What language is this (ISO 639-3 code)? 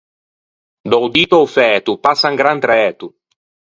lij